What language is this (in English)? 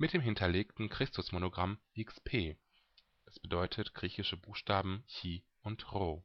German